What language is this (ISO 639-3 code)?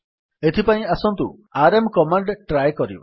ori